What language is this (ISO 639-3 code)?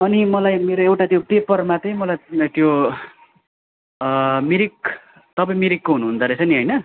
nep